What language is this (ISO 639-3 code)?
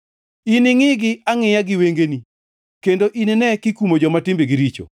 luo